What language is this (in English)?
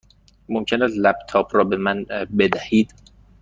Persian